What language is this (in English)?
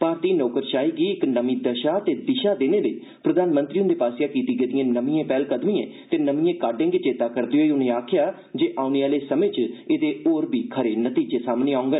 Dogri